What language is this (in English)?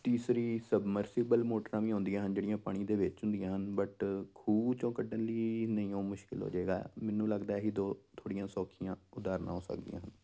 Punjabi